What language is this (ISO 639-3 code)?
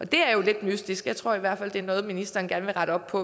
dan